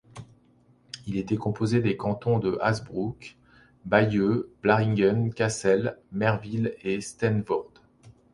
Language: French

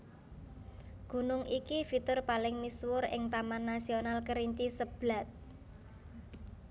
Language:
Javanese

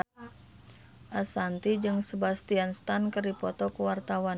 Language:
Sundanese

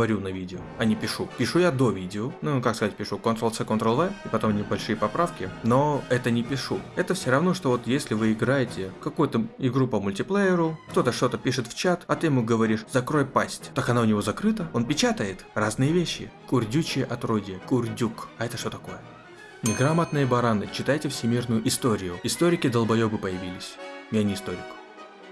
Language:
Russian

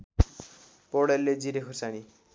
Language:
Nepali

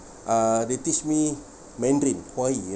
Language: English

